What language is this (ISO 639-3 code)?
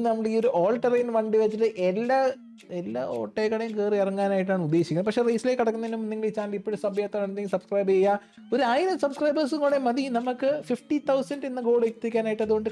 mal